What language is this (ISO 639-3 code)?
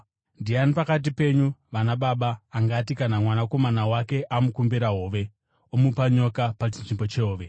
sna